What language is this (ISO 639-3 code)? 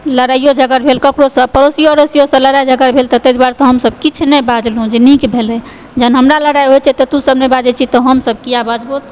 mai